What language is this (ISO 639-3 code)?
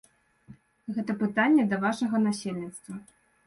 bel